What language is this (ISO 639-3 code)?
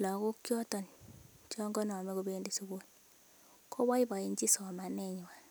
kln